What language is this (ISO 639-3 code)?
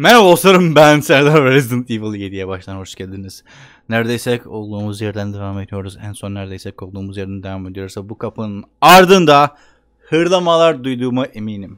tur